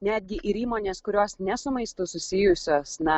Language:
Lithuanian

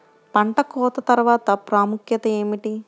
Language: Telugu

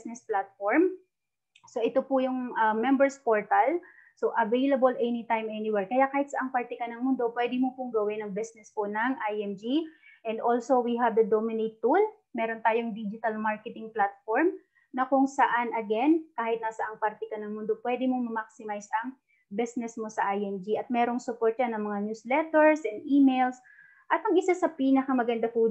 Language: Filipino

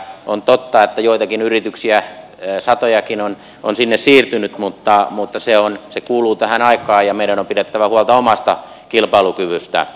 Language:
Finnish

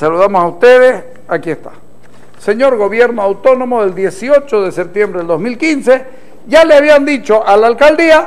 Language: Spanish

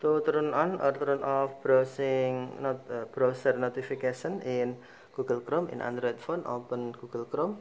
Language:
Indonesian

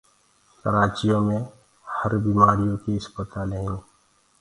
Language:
Gurgula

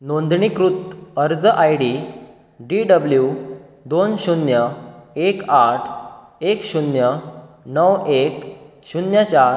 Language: Konkani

